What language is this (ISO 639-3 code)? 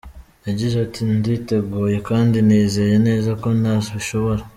kin